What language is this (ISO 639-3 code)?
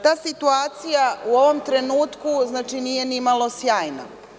srp